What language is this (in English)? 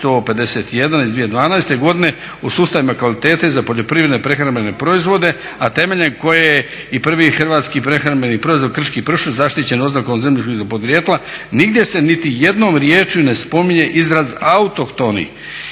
Croatian